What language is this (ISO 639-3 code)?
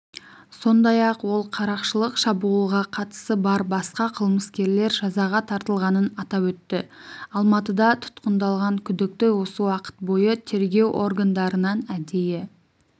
kaz